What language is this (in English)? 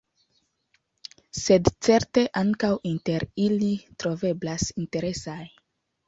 Esperanto